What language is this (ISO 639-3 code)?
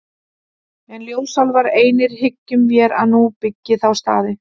isl